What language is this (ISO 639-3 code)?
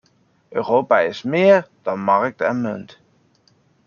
nld